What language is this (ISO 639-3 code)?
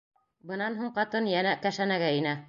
bak